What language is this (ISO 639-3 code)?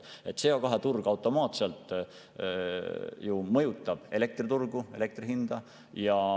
est